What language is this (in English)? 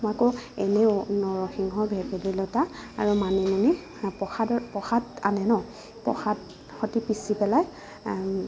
Assamese